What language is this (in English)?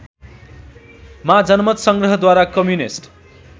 Nepali